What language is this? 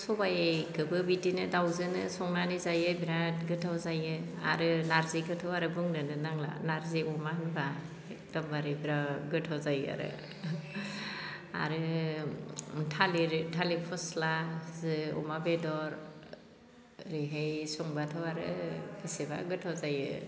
Bodo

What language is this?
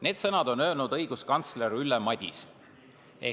Estonian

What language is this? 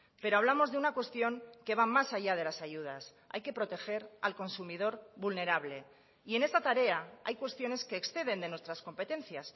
Spanish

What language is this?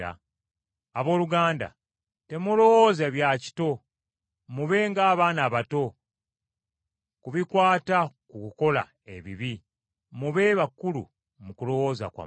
Ganda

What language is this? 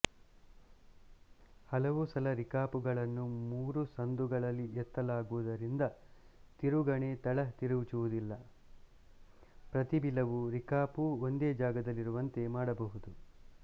Kannada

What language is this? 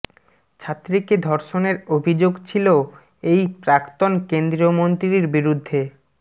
Bangla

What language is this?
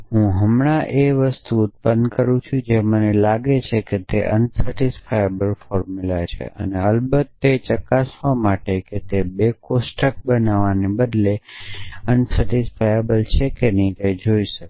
Gujarati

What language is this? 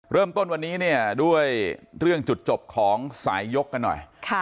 Thai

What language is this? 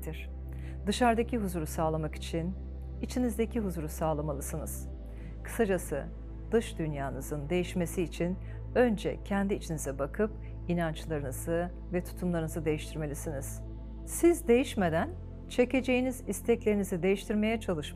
Turkish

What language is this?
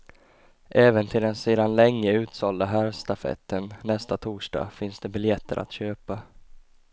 Swedish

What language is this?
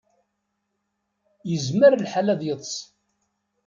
Kabyle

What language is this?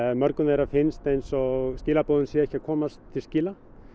Icelandic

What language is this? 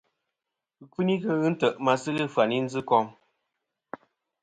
Kom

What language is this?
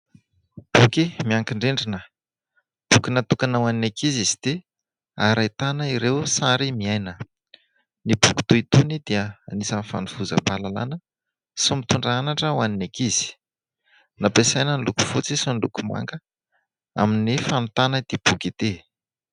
Malagasy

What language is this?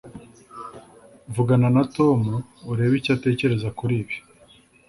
Kinyarwanda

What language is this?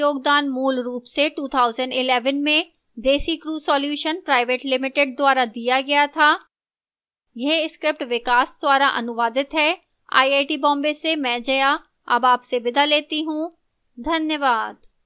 Hindi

